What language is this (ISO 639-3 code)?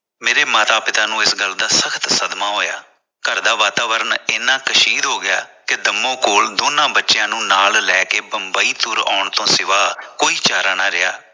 pan